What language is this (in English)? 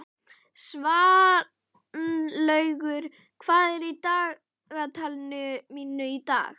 Icelandic